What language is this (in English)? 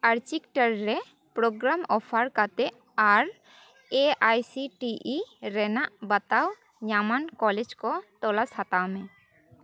Santali